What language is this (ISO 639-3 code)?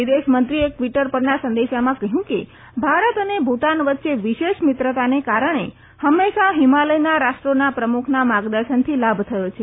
guj